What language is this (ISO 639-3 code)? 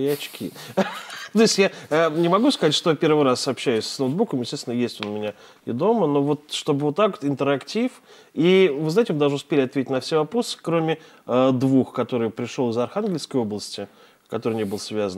rus